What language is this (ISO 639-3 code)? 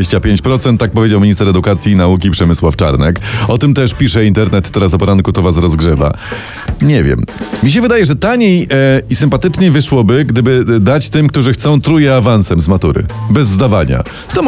pol